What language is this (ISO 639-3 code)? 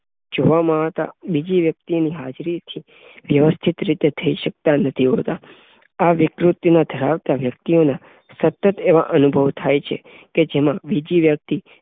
guj